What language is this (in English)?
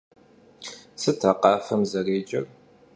Kabardian